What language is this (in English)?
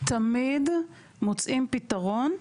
Hebrew